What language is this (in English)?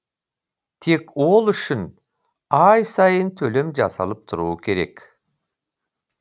Kazakh